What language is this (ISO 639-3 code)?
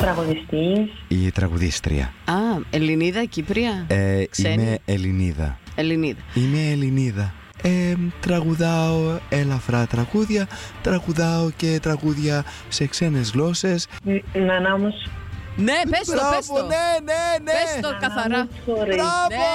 ell